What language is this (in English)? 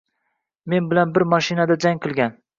Uzbek